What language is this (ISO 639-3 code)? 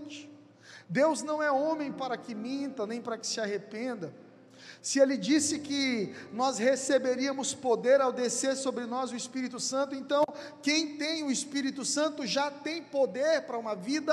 por